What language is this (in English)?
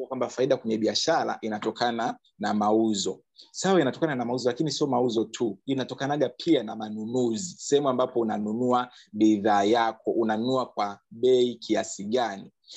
Swahili